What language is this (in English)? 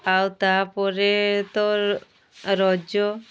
Odia